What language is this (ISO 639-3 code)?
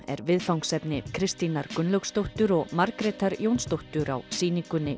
isl